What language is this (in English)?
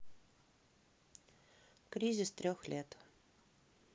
Russian